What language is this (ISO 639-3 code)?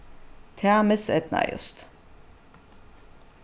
fao